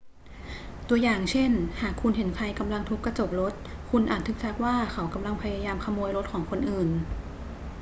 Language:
Thai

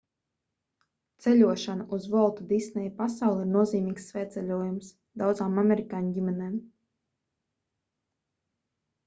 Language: Latvian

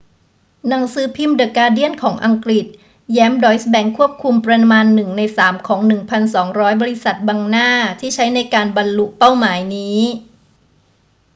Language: Thai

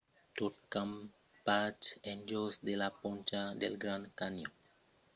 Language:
Occitan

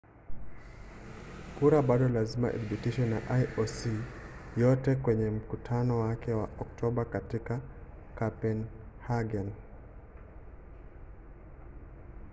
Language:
Swahili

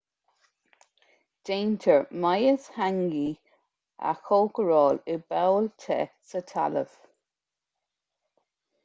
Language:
Irish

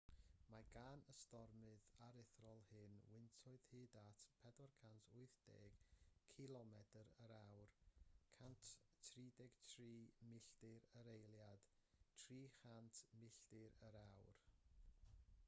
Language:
Welsh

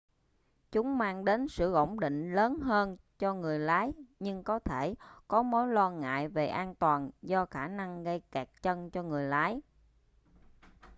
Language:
Vietnamese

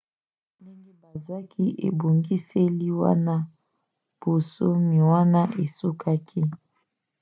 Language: Lingala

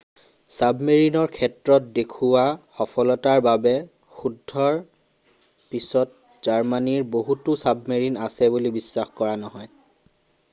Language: Assamese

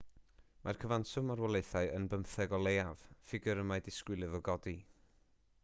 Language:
Welsh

